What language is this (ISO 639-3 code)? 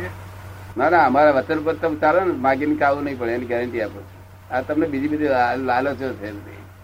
guj